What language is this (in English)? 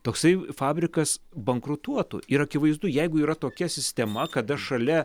Lithuanian